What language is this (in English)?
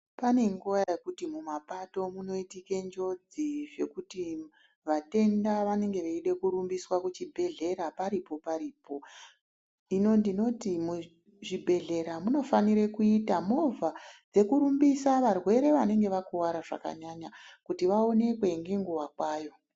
Ndau